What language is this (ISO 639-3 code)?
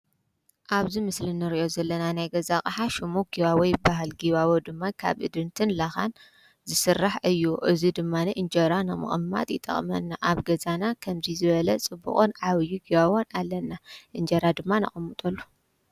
tir